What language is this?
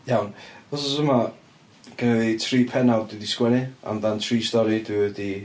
Welsh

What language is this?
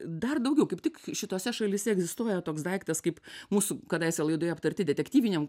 Lithuanian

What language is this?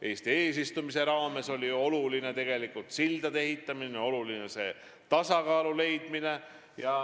Estonian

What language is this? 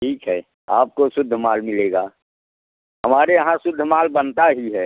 Hindi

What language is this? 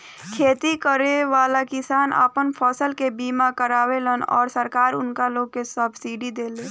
Bhojpuri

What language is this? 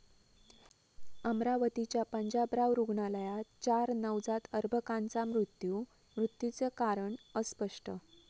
Marathi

